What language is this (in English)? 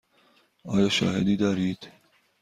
Persian